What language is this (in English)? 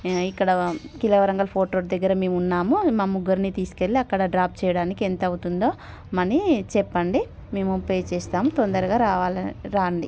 Telugu